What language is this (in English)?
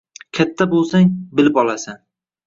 Uzbek